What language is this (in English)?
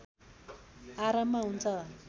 Nepali